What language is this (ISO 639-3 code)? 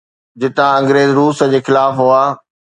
snd